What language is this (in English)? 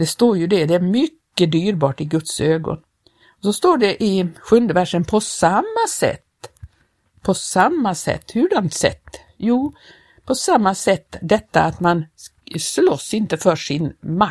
Swedish